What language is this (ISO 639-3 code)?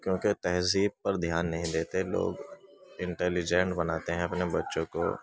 urd